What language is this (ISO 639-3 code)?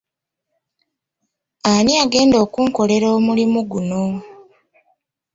lug